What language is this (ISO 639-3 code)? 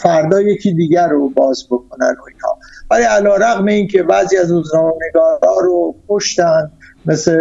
fas